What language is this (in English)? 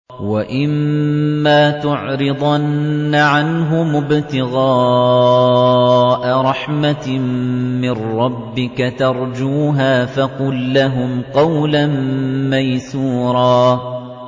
Arabic